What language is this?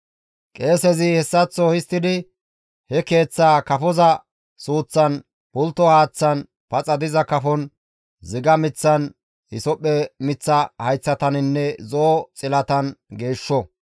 Gamo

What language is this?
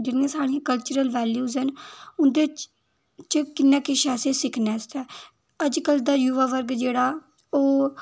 Dogri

